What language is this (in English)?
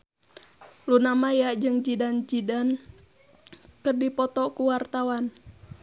Sundanese